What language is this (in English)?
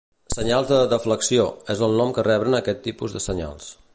Catalan